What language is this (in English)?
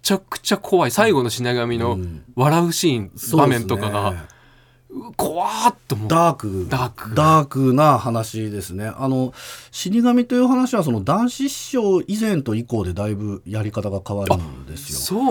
Japanese